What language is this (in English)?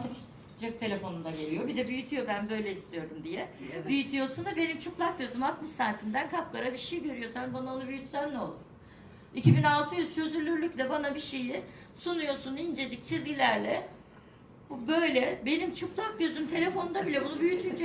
Turkish